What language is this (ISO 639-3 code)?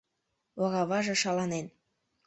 chm